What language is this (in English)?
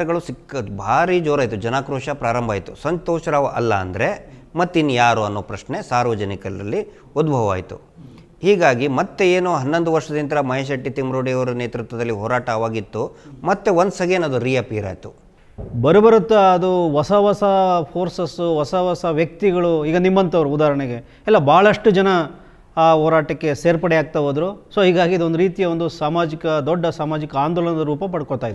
Hindi